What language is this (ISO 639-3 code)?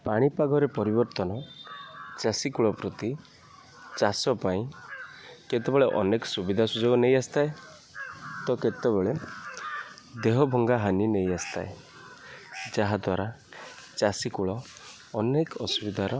ori